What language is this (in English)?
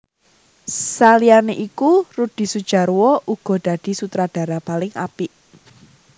Javanese